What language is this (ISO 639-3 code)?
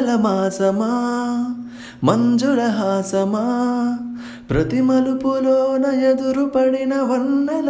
tel